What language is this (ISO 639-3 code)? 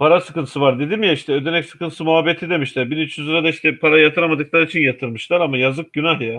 tur